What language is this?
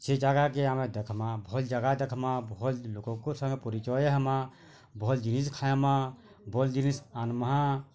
Odia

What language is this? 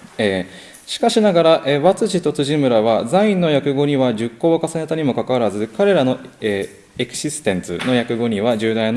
Japanese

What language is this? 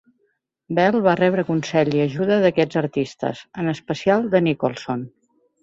Catalan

